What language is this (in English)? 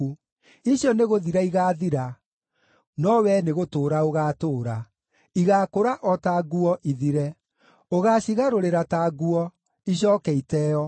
Kikuyu